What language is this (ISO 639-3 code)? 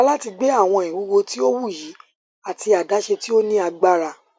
yor